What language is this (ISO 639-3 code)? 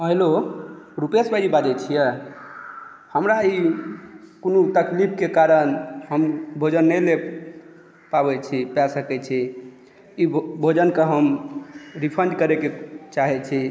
mai